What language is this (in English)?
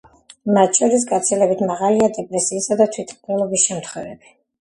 Georgian